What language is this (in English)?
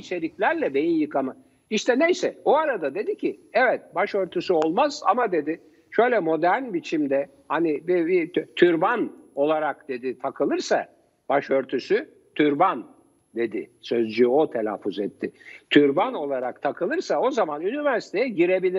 Turkish